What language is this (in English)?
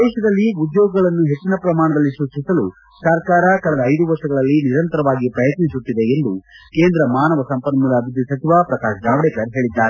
Kannada